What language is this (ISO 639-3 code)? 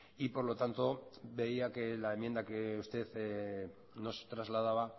spa